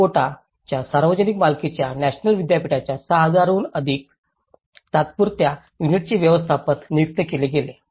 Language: Marathi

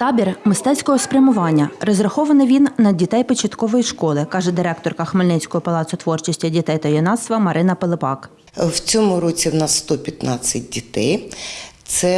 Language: Ukrainian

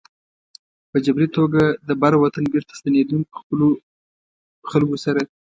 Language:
Pashto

